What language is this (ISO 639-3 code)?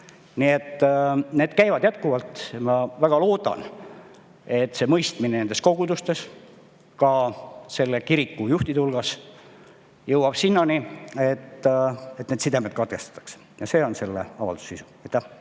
est